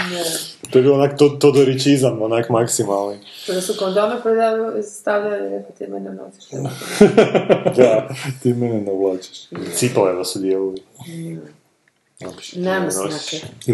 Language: Croatian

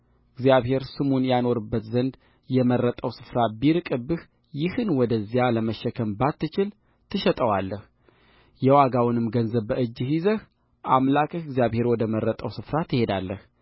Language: Amharic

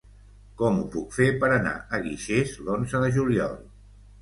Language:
Catalan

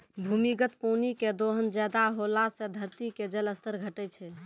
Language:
Maithili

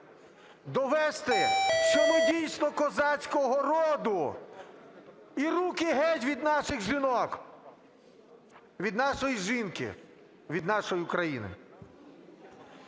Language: Ukrainian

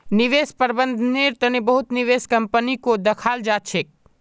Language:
Magahi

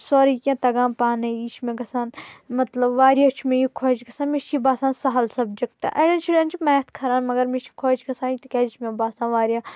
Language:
Kashmiri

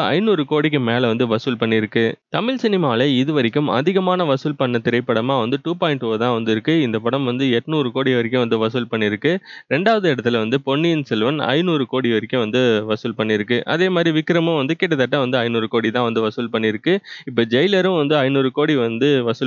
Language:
Hindi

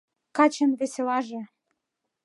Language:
Mari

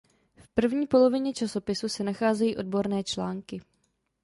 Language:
Czech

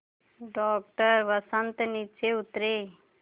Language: Hindi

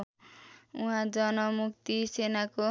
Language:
Nepali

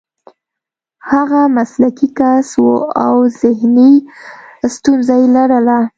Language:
Pashto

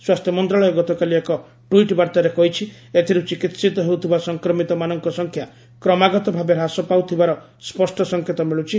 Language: Odia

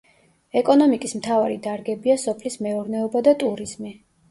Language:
Georgian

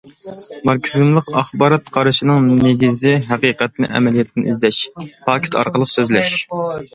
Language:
Uyghur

